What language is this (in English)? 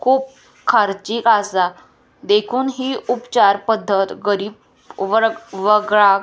Konkani